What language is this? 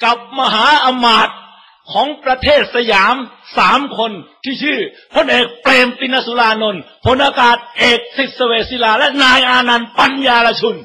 Thai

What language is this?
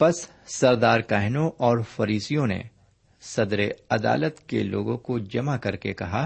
Urdu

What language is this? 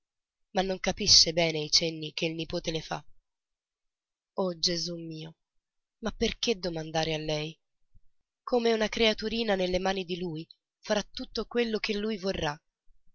Italian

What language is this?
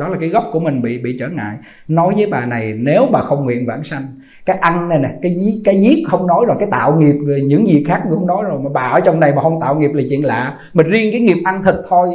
Vietnamese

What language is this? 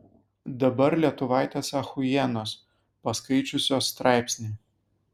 Lithuanian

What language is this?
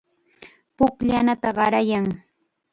Chiquián Ancash Quechua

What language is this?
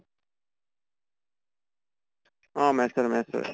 Assamese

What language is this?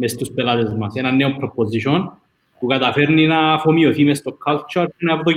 Greek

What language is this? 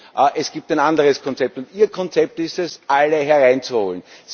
German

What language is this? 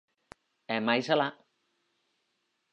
Galician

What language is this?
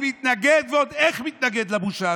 Hebrew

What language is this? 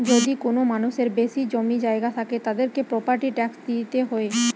Bangla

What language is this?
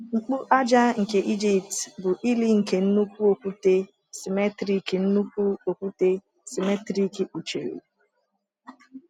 Igbo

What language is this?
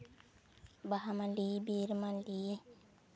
Santali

